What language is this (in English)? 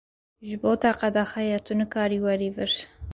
Kurdish